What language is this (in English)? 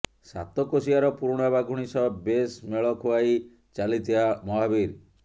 Odia